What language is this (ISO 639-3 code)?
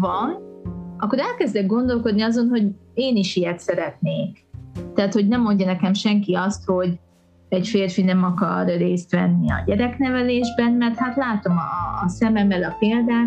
hun